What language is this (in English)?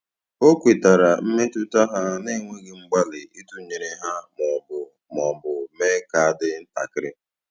Igbo